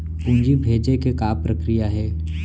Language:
Chhattisgarhi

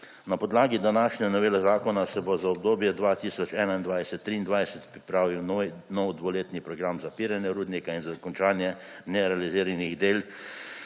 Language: Slovenian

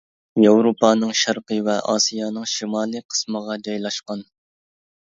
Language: Uyghur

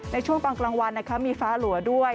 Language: Thai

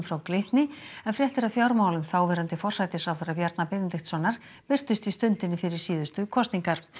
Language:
Icelandic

